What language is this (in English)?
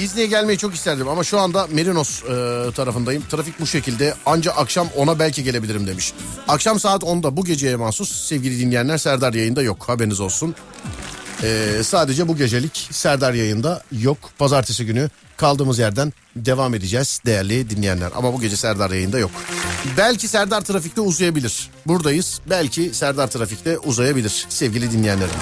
Turkish